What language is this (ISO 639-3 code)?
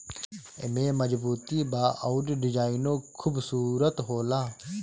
bho